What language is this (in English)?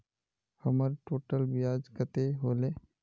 Magahi